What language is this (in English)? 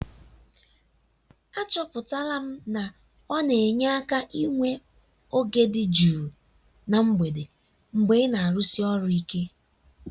Igbo